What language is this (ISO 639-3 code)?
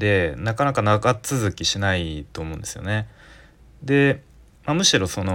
jpn